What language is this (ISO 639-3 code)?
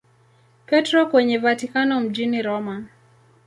swa